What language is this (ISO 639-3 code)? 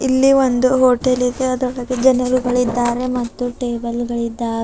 kan